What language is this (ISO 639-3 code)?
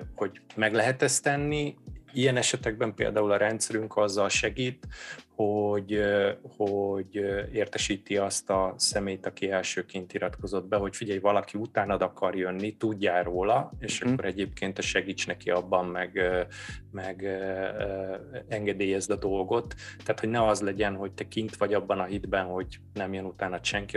hun